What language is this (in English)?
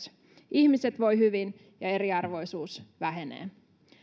Finnish